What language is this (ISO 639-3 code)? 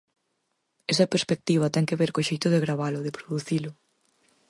glg